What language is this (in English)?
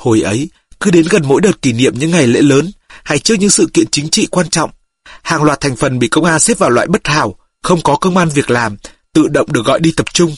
Vietnamese